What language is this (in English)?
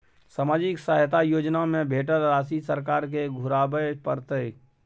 Maithili